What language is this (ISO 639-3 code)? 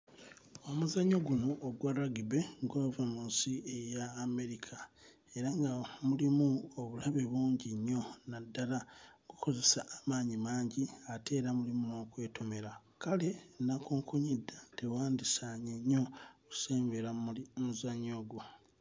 lug